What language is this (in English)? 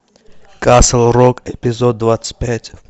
Russian